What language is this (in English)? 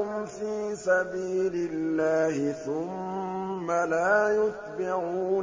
Arabic